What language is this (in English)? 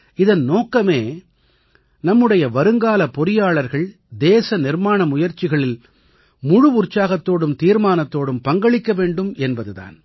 Tamil